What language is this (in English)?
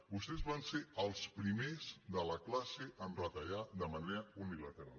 Catalan